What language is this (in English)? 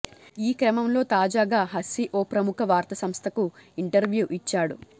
Telugu